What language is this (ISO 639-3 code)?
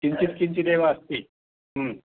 san